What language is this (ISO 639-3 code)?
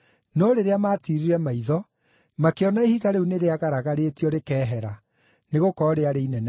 kik